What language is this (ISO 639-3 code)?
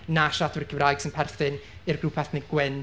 cym